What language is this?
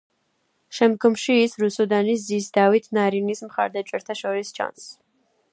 Georgian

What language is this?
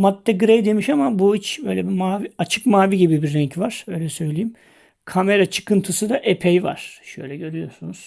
Turkish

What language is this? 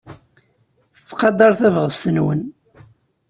Kabyle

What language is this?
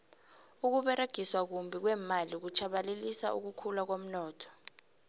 South Ndebele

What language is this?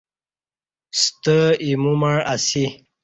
Kati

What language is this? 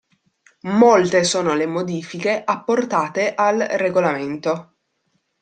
Italian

